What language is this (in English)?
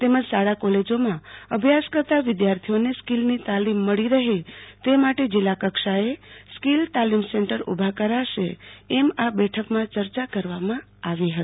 Gujarati